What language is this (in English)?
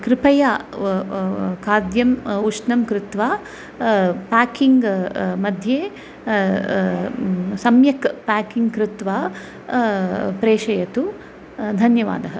Sanskrit